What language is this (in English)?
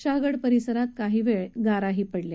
Marathi